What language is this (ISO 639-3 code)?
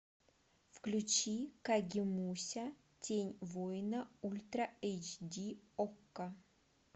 rus